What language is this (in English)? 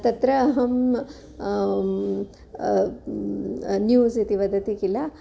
Sanskrit